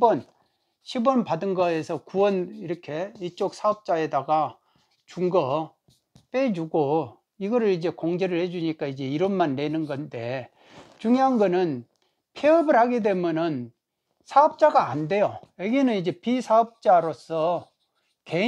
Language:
Korean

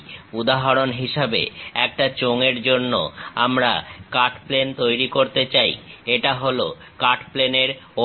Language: Bangla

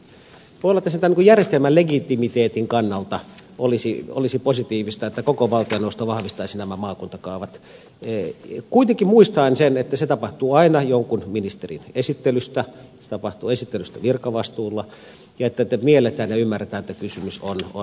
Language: Finnish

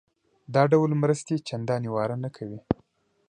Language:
Pashto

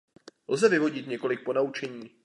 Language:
Czech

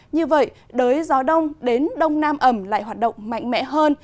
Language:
Vietnamese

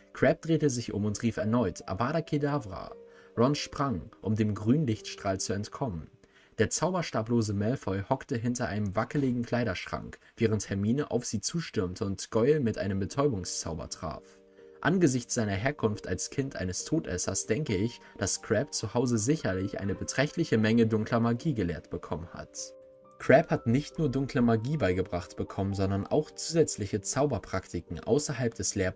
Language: German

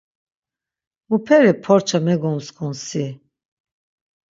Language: Laz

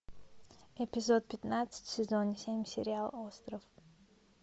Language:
Russian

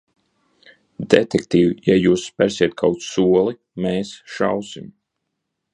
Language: Latvian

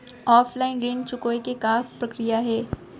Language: Chhattisgarhi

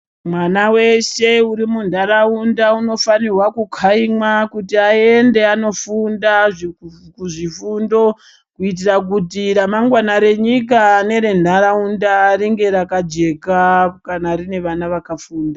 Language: Ndau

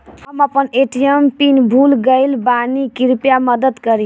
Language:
Bhojpuri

